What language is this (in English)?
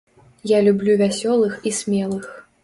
Belarusian